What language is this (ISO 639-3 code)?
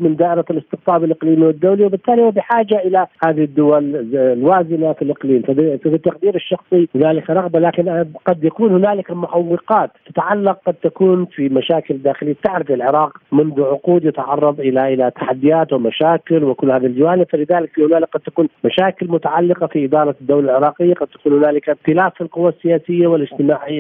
ara